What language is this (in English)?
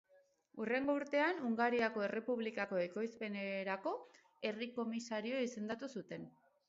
Basque